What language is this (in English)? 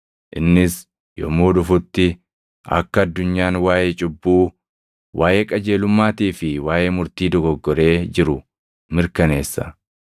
Oromo